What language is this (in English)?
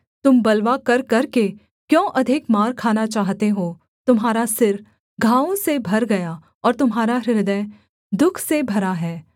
Hindi